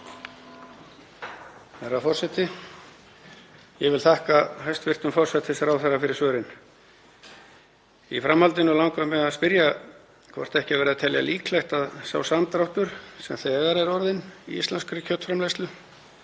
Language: Icelandic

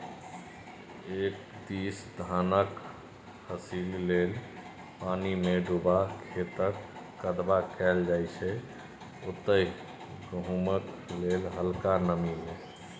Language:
Maithili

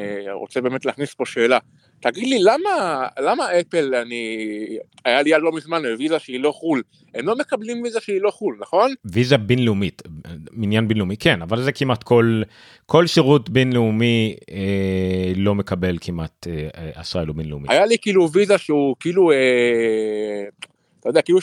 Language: Hebrew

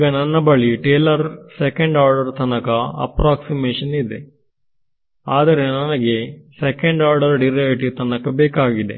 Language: Kannada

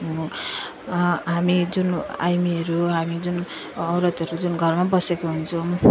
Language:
Nepali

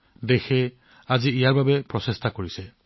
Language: Assamese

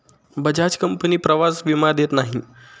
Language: Marathi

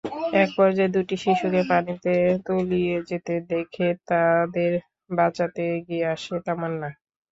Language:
Bangla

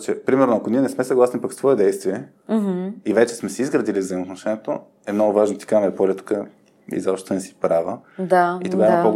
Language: Bulgarian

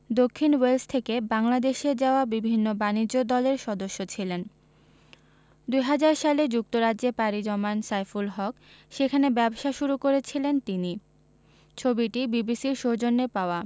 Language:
Bangla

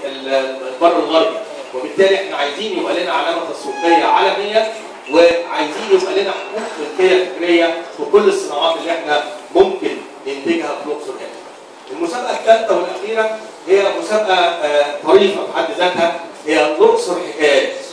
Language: Arabic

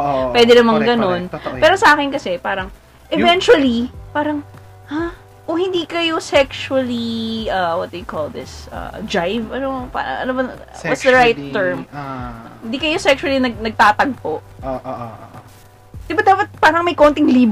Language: Filipino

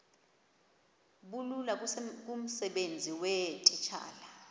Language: Xhosa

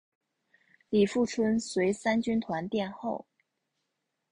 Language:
Chinese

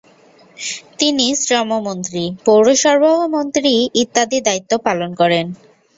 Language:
Bangla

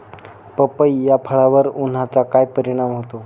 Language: Marathi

